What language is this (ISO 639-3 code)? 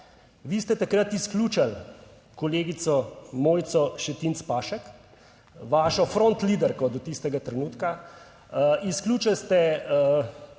slv